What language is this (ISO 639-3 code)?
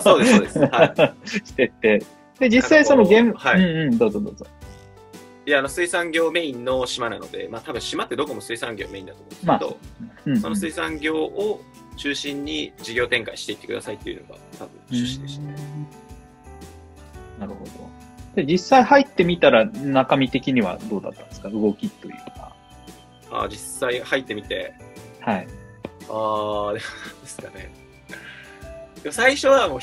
jpn